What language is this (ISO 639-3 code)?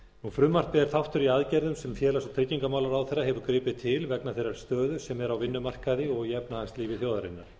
isl